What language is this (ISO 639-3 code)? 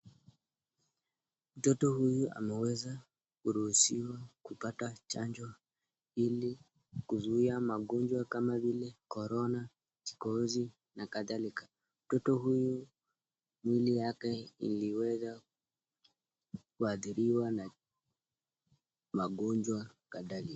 swa